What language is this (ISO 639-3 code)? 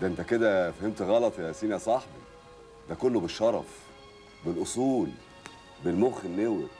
ara